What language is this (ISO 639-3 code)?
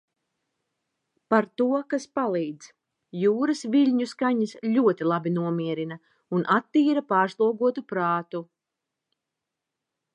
lav